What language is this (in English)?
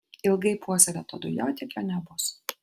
Lithuanian